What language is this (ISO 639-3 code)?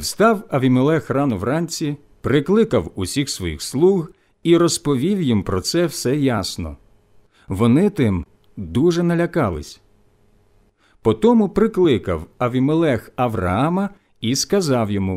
ukr